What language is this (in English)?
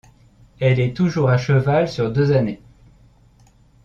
French